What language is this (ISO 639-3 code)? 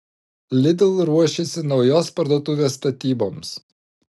lit